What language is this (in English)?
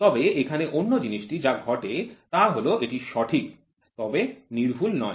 Bangla